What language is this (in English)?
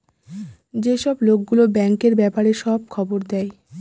Bangla